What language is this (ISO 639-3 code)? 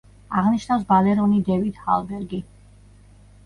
kat